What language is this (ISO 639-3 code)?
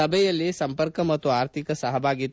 kan